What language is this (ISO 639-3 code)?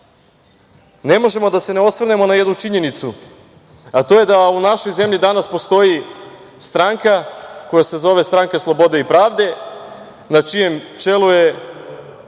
srp